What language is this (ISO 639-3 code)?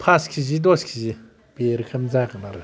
brx